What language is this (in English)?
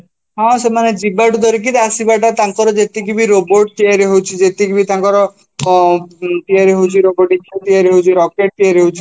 Odia